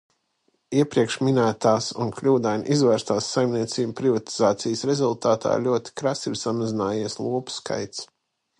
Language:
Latvian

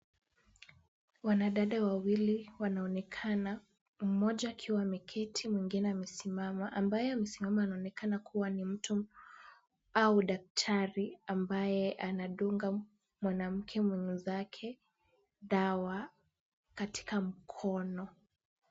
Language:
Swahili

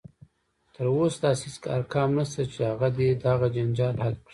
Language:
Pashto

